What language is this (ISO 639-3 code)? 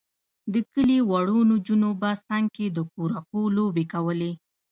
pus